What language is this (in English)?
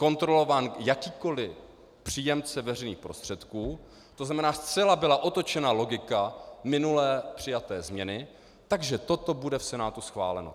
Czech